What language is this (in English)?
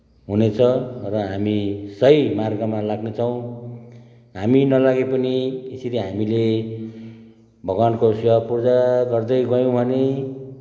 Nepali